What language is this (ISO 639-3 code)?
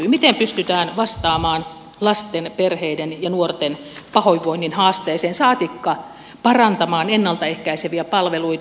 fin